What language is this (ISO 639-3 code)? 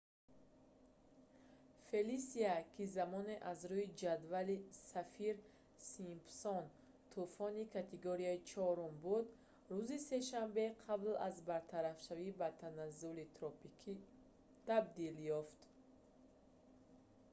tgk